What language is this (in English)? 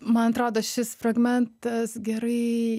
Lithuanian